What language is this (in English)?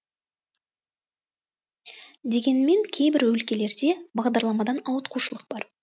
Kazakh